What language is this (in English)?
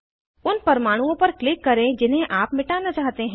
Hindi